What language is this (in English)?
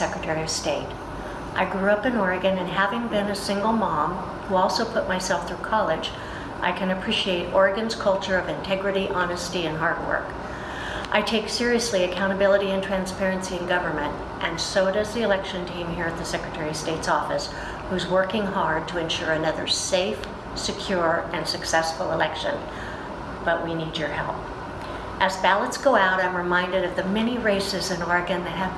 English